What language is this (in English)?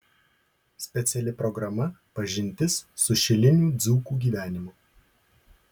Lithuanian